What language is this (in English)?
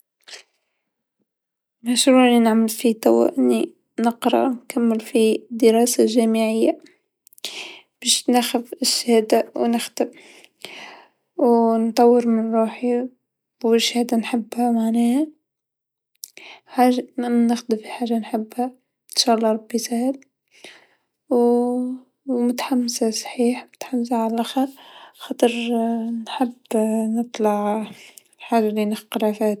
Tunisian Arabic